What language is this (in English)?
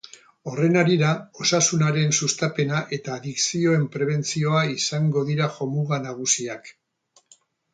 Basque